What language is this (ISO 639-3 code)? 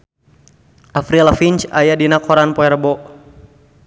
sun